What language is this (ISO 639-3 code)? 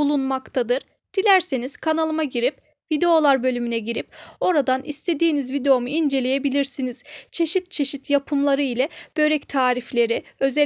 tur